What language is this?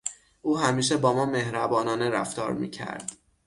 Persian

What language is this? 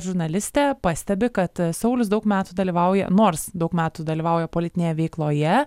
Lithuanian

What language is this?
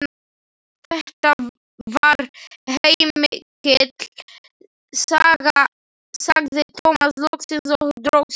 Icelandic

